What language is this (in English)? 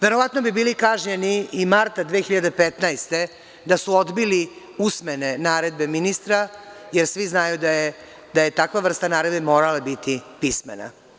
Serbian